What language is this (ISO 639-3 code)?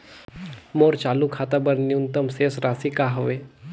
hne